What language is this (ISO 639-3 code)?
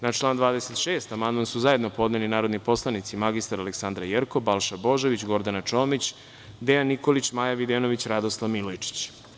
srp